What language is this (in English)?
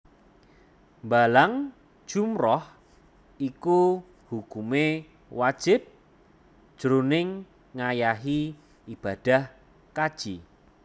Javanese